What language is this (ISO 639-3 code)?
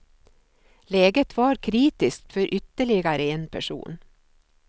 swe